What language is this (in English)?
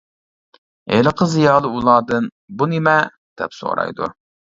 Uyghur